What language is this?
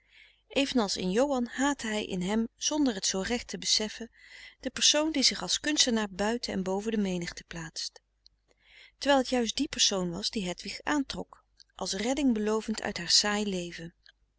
Dutch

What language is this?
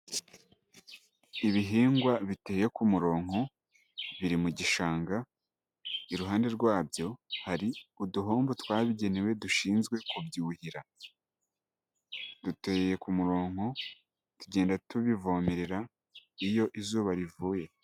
Kinyarwanda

